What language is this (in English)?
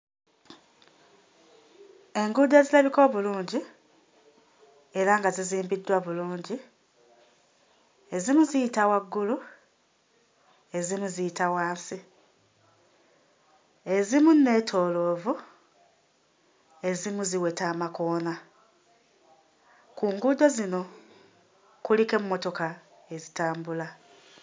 Ganda